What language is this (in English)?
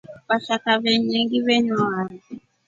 Rombo